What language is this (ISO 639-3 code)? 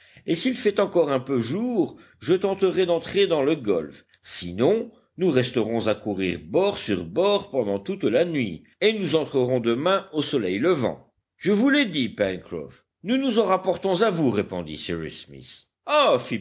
fra